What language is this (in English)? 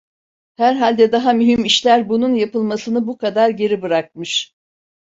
Turkish